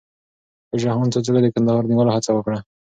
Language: Pashto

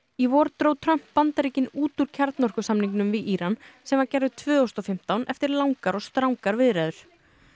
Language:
Icelandic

